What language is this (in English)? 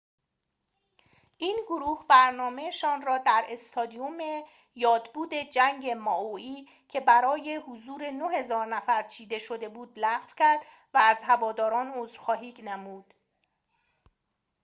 Persian